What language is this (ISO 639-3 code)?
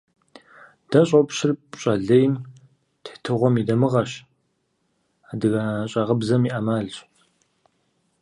kbd